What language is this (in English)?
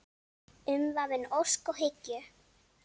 Icelandic